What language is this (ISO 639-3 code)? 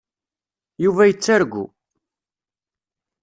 kab